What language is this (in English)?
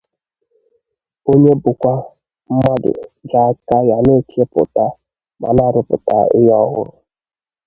Igbo